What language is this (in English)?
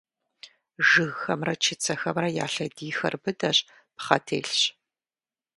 Kabardian